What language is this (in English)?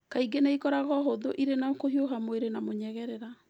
Kikuyu